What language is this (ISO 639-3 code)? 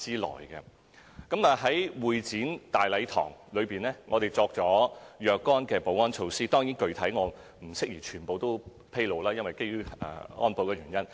yue